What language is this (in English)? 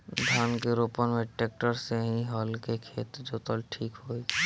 Bhojpuri